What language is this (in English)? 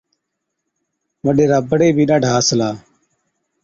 Od